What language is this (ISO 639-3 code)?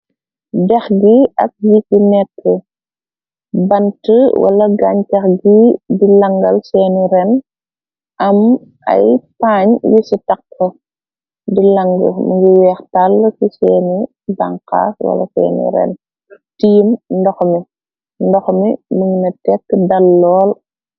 wol